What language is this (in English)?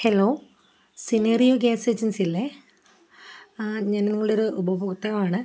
Malayalam